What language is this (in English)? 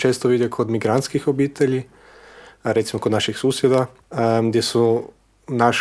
Croatian